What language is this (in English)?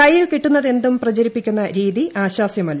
Malayalam